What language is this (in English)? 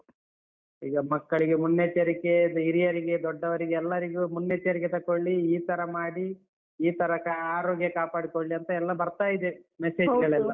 Kannada